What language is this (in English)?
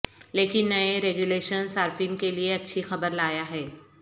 Urdu